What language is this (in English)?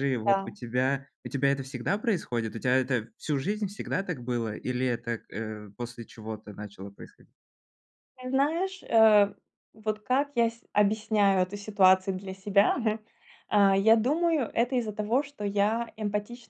Russian